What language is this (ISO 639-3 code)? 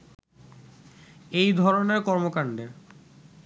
ben